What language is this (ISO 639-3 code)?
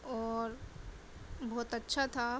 urd